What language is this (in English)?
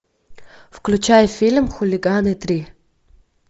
Russian